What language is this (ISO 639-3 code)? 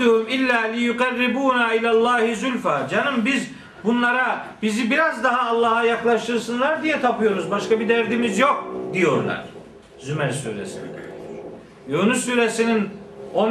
tur